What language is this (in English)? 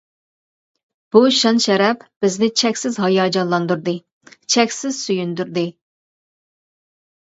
Uyghur